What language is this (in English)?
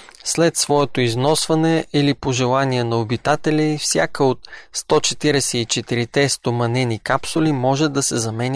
Bulgarian